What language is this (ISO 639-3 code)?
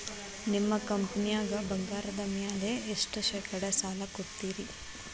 kan